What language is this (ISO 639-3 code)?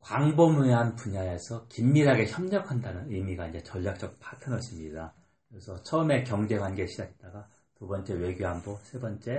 kor